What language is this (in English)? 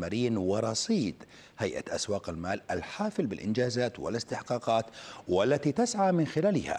Arabic